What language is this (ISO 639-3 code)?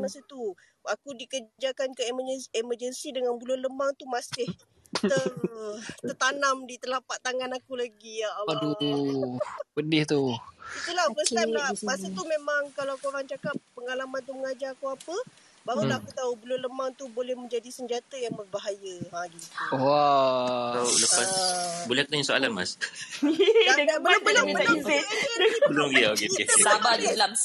msa